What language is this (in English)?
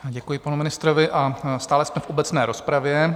Czech